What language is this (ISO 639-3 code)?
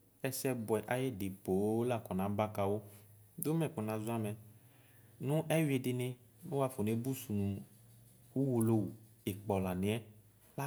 kpo